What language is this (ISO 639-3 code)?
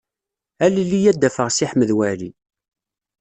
kab